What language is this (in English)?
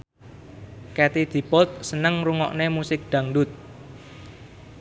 Javanese